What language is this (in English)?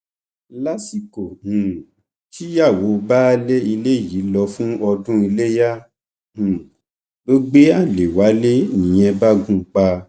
Yoruba